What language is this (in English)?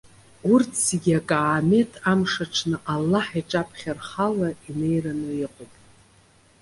Abkhazian